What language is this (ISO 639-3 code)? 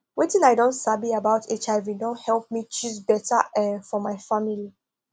pcm